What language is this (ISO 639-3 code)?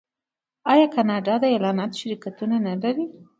pus